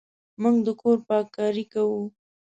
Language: Pashto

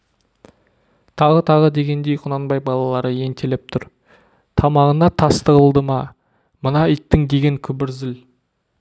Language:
Kazakh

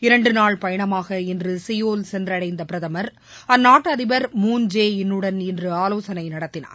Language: Tamil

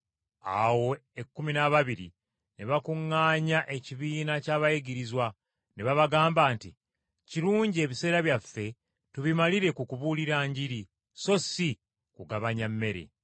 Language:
Ganda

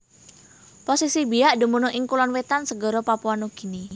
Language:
Javanese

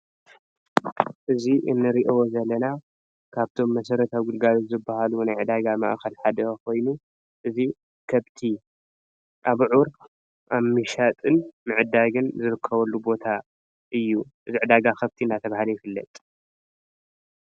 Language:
Tigrinya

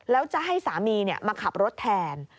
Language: Thai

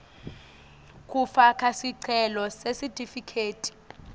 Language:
Swati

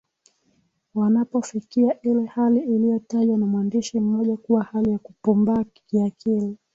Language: Swahili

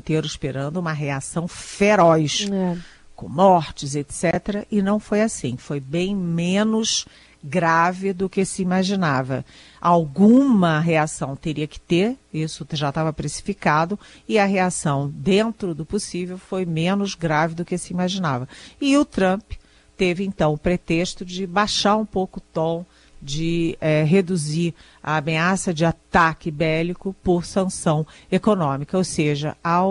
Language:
Portuguese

